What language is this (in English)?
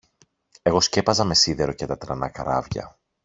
Greek